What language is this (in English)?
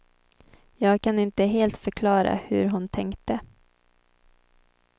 Swedish